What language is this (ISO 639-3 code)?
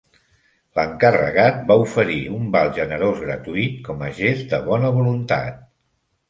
cat